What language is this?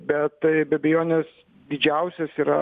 Lithuanian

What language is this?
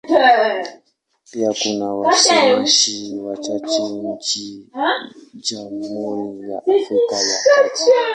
Swahili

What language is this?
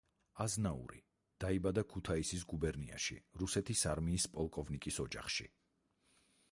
Georgian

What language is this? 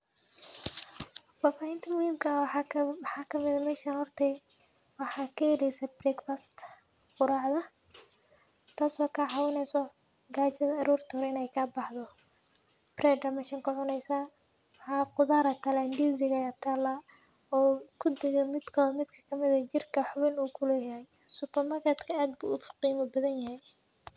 Somali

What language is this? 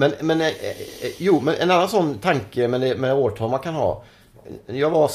Swedish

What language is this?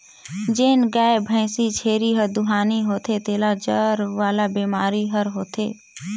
Chhattisgarhi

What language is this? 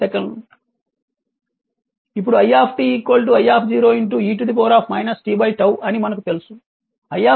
Telugu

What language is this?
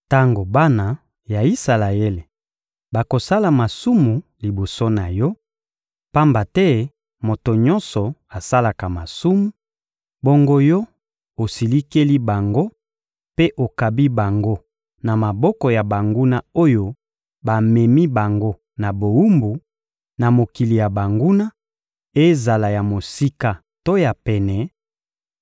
Lingala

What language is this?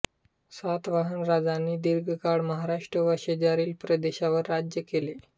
Marathi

